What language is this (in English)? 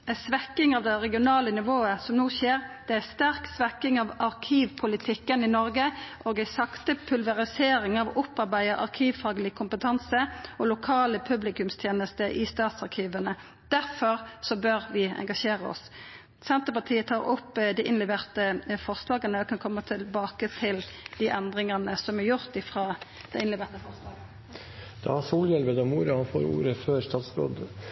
Norwegian Nynorsk